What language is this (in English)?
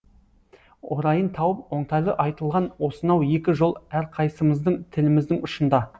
Kazakh